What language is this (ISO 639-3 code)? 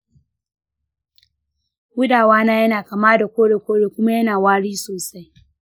hau